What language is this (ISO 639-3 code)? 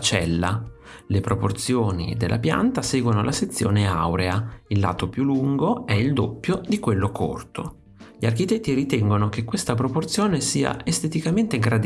ita